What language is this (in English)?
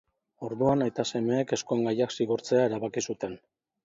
Basque